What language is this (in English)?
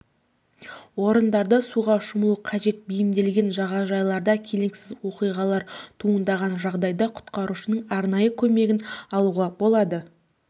Kazakh